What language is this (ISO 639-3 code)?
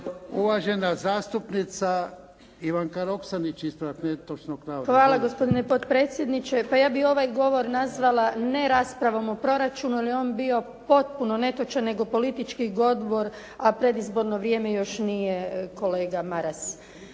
hrv